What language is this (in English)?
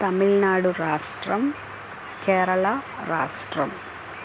Telugu